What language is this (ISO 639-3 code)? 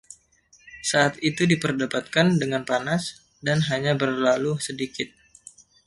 ind